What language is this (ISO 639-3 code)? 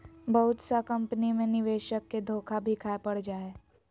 mag